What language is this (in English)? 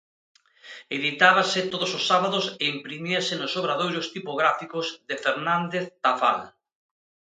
Galician